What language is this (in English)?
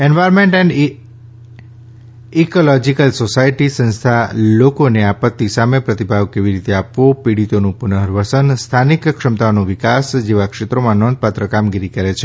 Gujarati